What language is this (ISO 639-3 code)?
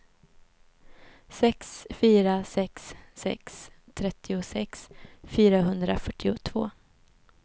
swe